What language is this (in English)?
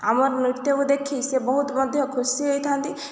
Odia